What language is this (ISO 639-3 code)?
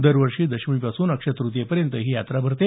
mar